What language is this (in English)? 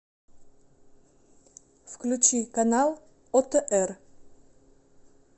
Russian